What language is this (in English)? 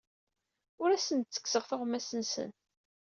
Kabyle